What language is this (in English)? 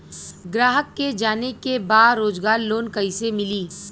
Bhojpuri